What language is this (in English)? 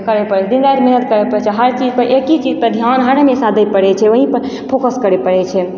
Maithili